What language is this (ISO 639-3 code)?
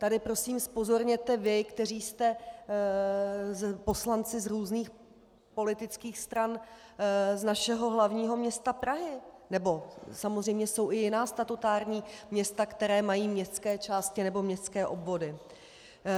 ces